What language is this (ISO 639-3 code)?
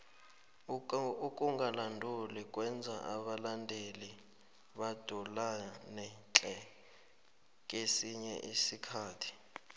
nbl